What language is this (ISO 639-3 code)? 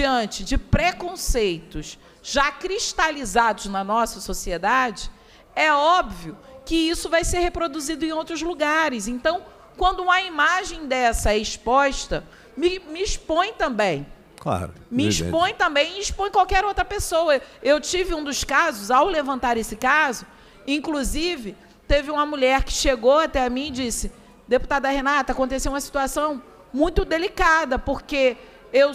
por